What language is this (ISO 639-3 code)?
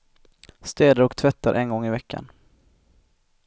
swe